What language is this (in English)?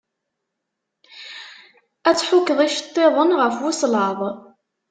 Kabyle